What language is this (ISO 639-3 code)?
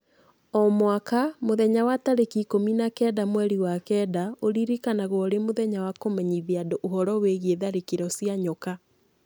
kik